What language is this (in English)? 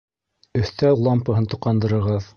Bashkir